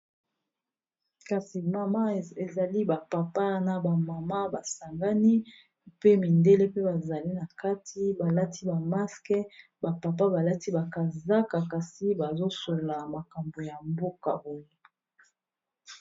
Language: Lingala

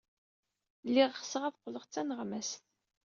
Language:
Kabyle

